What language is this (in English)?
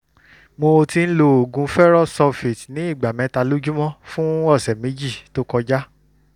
Yoruba